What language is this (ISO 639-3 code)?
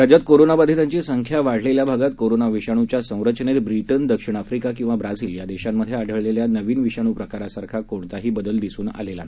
mar